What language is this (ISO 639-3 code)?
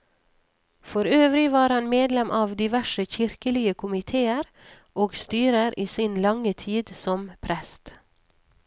nor